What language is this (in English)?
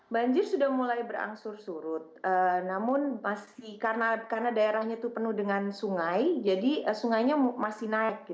Indonesian